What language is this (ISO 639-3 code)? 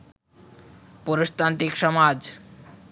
ben